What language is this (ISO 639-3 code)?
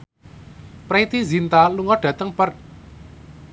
jav